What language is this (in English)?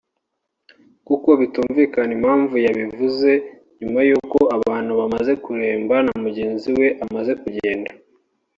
Kinyarwanda